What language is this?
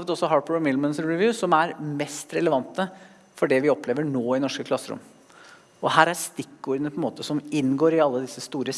Norwegian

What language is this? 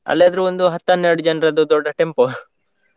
Kannada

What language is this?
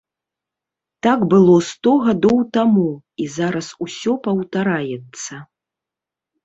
Belarusian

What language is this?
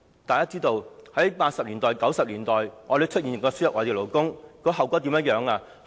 Cantonese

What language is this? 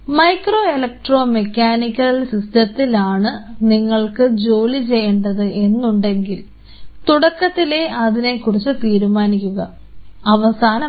Malayalam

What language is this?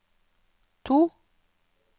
Norwegian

